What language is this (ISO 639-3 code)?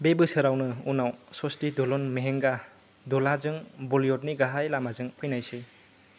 brx